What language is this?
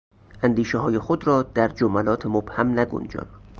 Persian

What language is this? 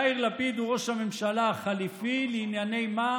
Hebrew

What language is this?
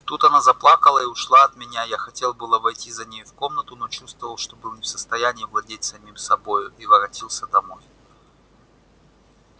Russian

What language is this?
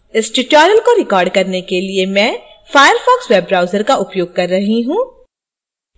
Hindi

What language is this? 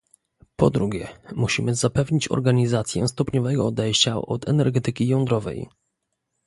Polish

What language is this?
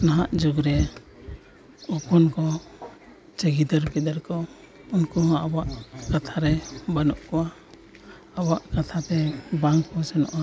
Santali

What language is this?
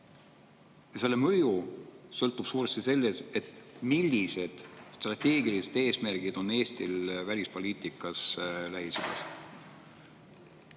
Estonian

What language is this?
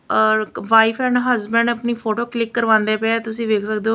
Punjabi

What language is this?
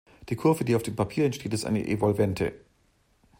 German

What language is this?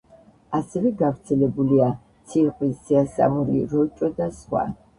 Georgian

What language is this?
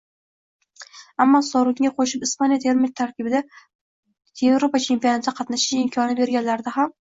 Uzbek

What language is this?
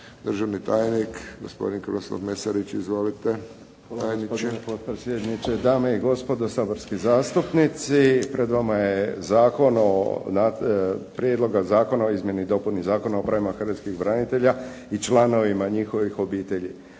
Croatian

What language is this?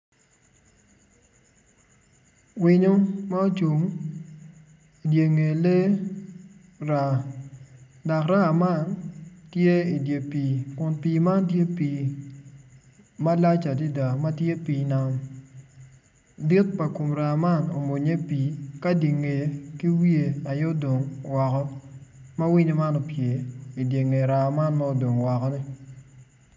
Acoli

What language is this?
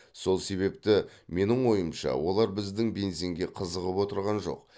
Kazakh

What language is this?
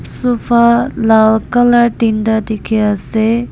Naga Pidgin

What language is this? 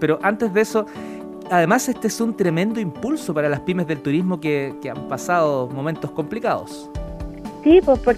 Spanish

